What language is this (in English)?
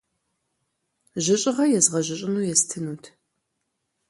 Kabardian